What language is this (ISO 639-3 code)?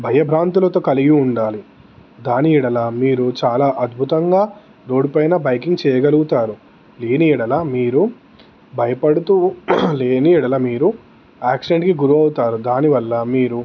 tel